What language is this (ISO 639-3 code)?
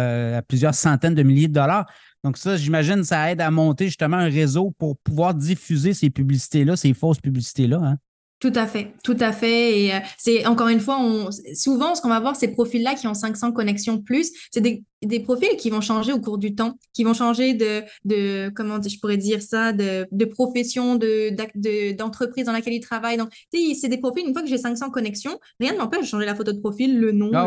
fra